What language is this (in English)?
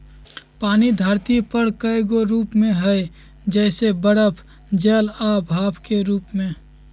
Magahi